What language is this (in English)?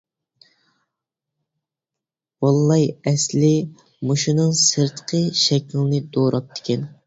Uyghur